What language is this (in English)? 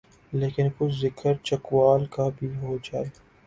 Urdu